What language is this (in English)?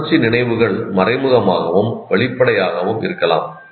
Tamil